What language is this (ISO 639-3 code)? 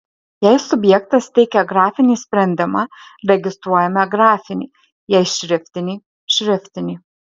lit